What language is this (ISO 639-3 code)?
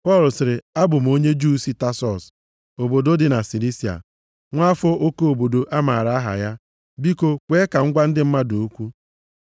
ibo